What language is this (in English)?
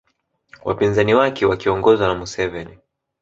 Swahili